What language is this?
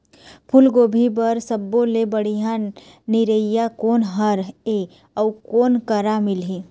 Chhattisgarhi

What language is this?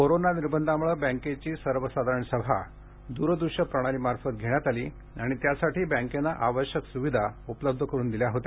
Marathi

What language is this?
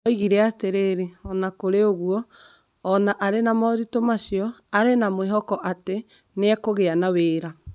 Kikuyu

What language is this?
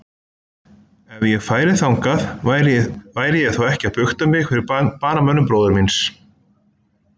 Icelandic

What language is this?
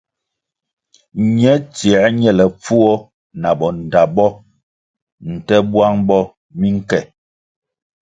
Kwasio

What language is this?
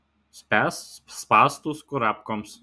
Lithuanian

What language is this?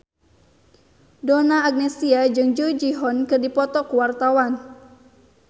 Sundanese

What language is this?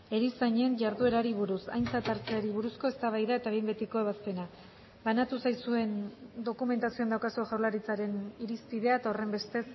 Basque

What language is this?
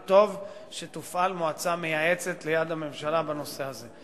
Hebrew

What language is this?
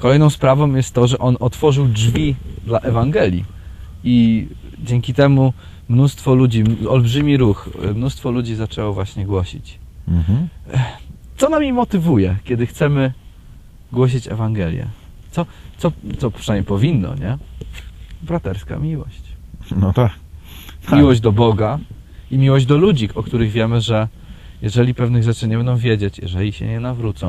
Polish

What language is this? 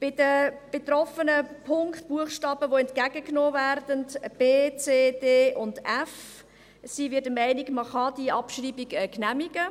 Swiss German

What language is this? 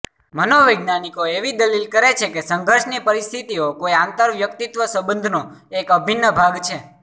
Gujarati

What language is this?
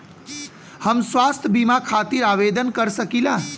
Bhojpuri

